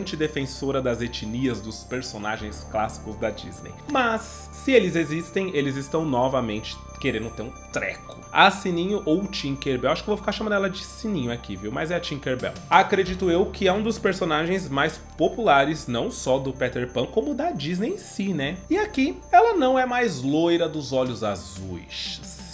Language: Portuguese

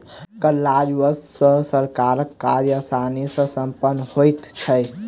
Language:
Maithili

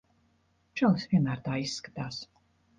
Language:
Latvian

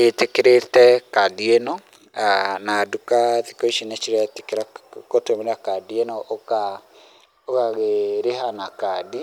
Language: Kikuyu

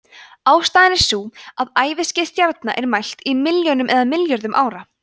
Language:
Icelandic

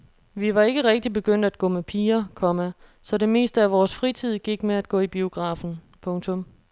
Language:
Danish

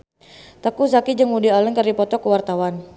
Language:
Sundanese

